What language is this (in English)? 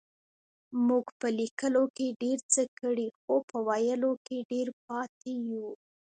Pashto